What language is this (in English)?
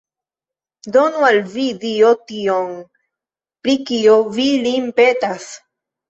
Esperanto